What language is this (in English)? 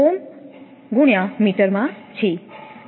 Gujarati